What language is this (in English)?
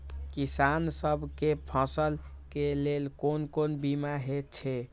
Maithili